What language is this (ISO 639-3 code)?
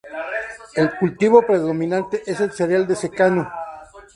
spa